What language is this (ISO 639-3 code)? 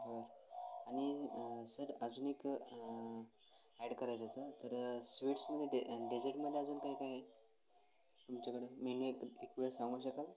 mar